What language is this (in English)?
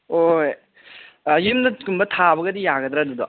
Manipuri